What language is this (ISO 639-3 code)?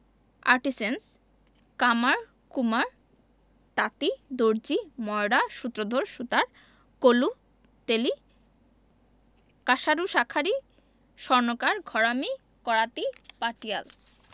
ben